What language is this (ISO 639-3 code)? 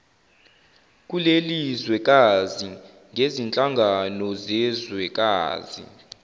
zul